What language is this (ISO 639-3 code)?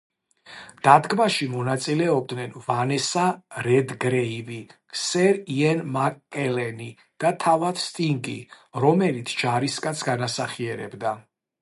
kat